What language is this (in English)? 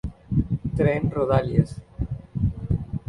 Spanish